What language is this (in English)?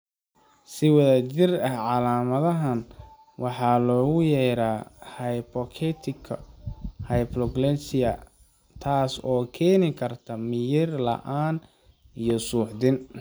Somali